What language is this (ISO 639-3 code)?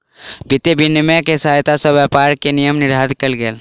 mai